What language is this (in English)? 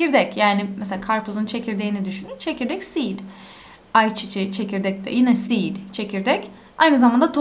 Turkish